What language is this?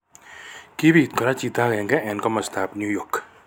Kalenjin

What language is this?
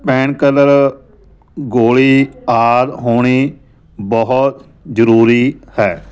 Punjabi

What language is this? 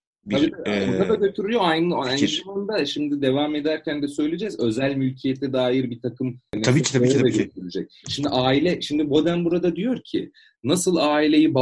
Turkish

